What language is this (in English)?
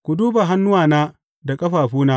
Hausa